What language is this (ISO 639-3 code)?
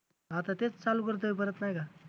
mar